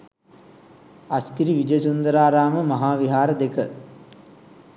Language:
Sinhala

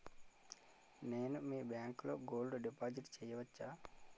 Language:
Telugu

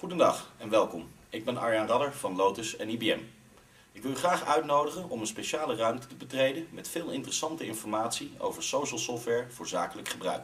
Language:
Dutch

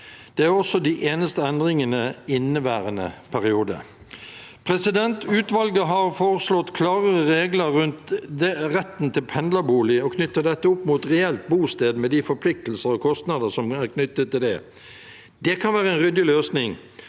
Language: Norwegian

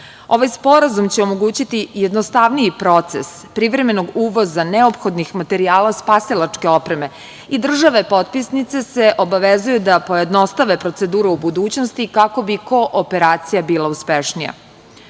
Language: Serbian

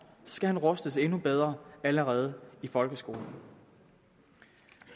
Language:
Danish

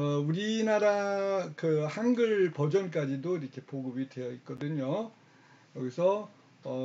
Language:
Korean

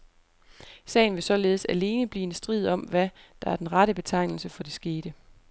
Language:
Danish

